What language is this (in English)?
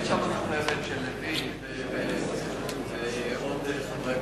Hebrew